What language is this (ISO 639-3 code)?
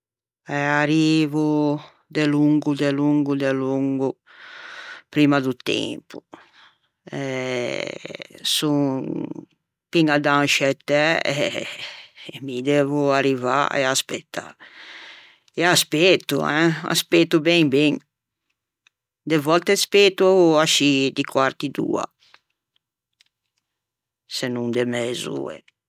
lij